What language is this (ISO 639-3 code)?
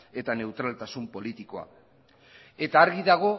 eus